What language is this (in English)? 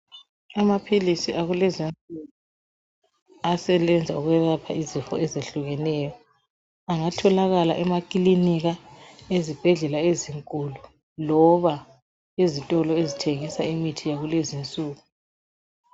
North Ndebele